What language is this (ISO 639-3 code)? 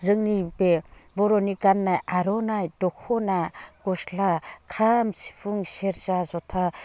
brx